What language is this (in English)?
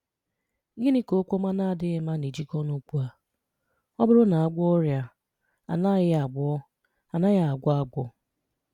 Igbo